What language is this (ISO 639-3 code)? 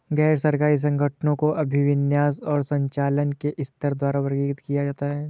hin